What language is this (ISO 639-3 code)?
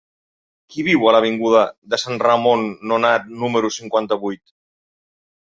cat